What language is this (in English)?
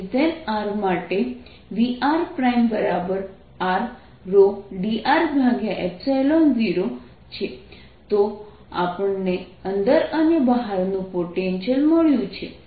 Gujarati